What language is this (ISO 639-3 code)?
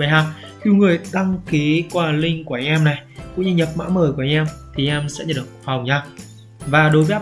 vie